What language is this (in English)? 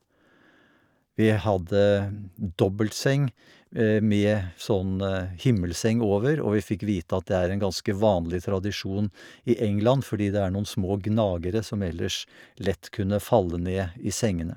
Norwegian